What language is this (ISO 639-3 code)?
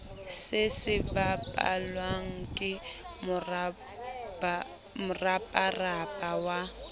sot